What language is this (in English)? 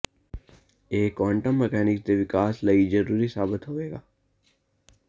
Punjabi